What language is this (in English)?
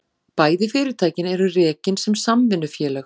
Icelandic